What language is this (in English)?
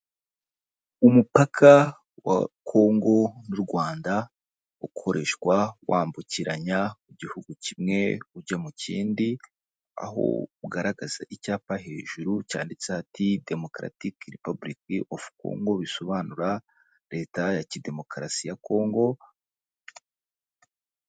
Kinyarwanda